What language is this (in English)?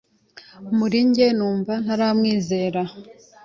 Kinyarwanda